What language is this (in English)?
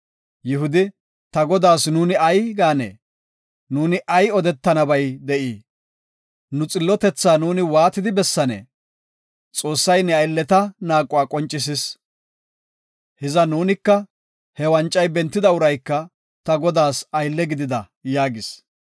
Gofa